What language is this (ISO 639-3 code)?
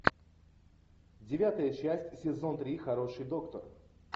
rus